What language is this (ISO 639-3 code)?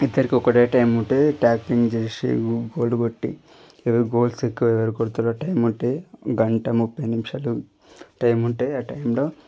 tel